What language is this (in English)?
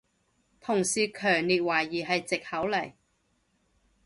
Cantonese